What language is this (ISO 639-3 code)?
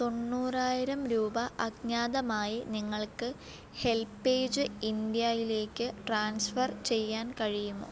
mal